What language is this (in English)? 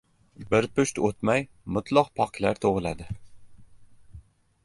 Uzbek